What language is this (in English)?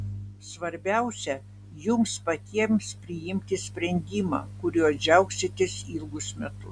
Lithuanian